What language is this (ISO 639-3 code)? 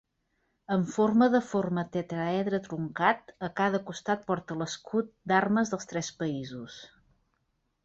cat